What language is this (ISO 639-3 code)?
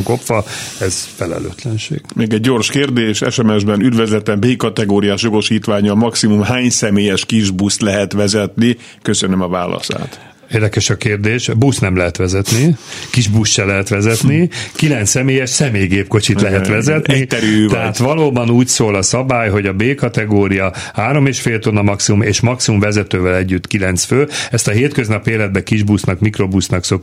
hun